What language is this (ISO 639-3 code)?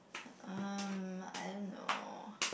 eng